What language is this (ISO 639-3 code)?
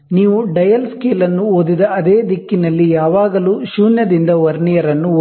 kan